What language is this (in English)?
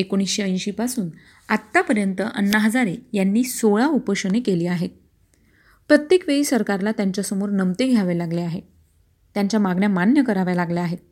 Marathi